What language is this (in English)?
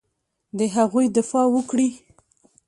Pashto